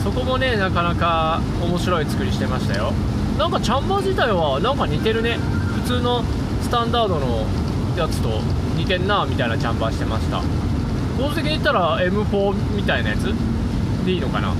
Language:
Japanese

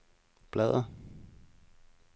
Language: Danish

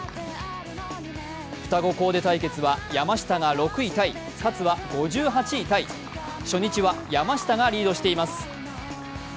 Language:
Japanese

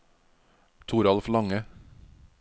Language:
Norwegian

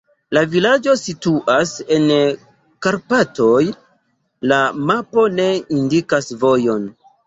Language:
Esperanto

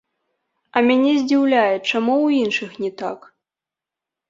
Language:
Belarusian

